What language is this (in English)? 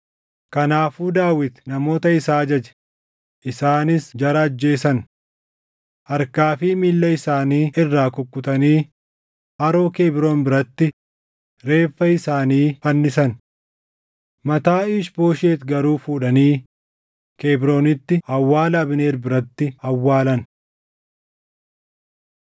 Oromo